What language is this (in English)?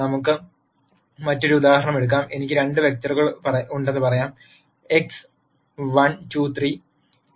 Malayalam